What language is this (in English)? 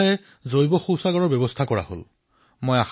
Assamese